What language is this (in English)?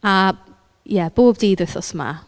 Welsh